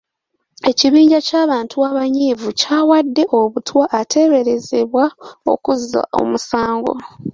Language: Ganda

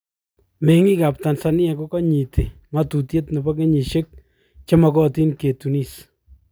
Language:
Kalenjin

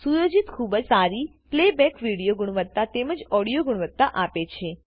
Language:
Gujarati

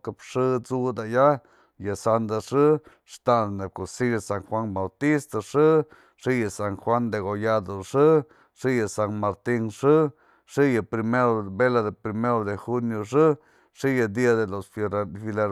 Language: Mazatlán Mixe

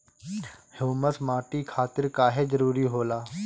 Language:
Bhojpuri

